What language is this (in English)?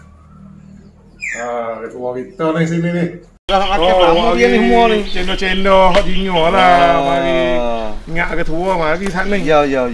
Malay